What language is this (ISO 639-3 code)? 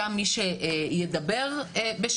heb